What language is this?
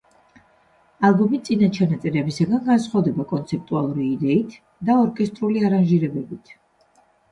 Georgian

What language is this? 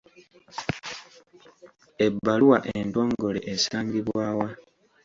Ganda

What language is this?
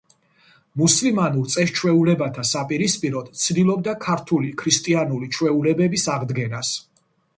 Georgian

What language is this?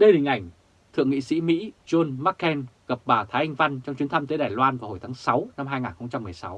Vietnamese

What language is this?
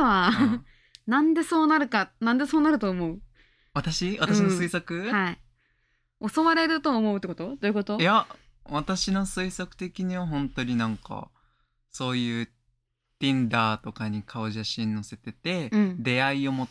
Japanese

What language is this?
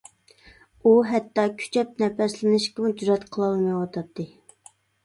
Uyghur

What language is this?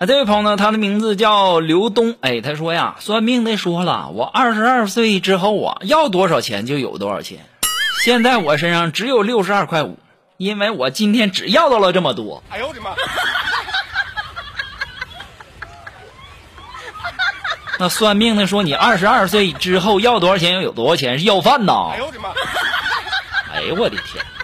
Chinese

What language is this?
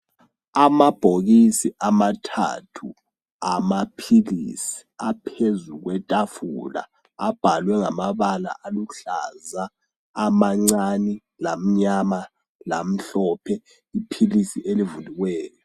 North Ndebele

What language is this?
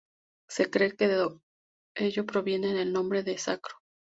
Spanish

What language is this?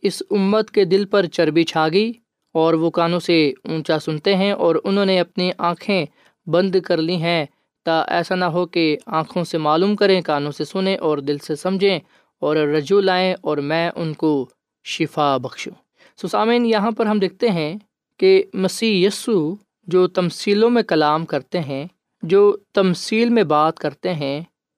Urdu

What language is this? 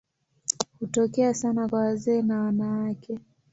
Swahili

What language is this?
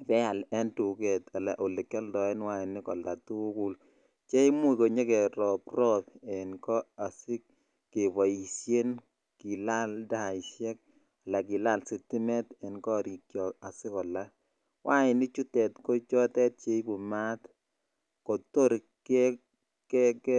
Kalenjin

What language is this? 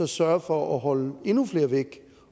Danish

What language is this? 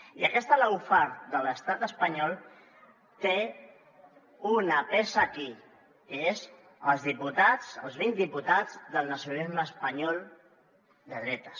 Catalan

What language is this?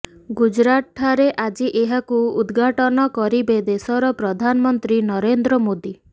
Odia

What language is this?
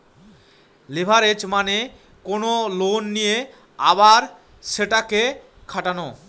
Bangla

